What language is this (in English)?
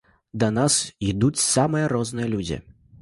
Belarusian